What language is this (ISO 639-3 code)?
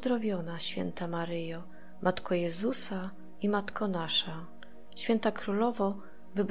pol